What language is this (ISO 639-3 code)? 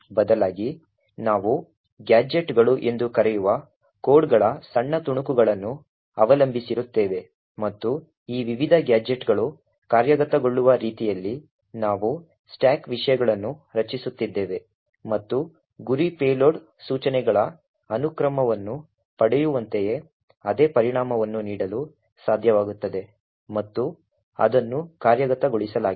kan